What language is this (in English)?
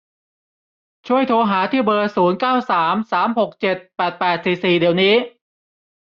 Thai